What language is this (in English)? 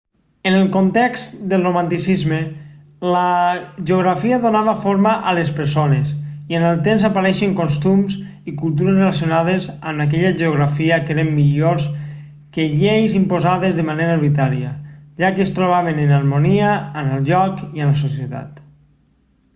Catalan